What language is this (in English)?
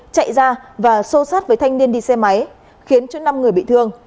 Vietnamese